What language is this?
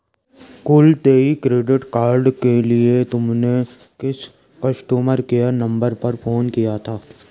Hindi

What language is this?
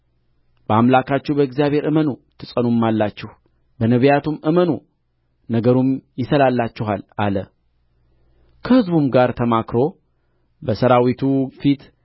Amharic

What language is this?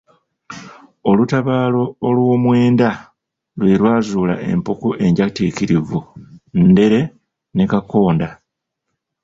Ganda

